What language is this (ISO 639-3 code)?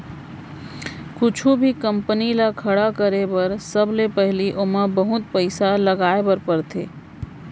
hne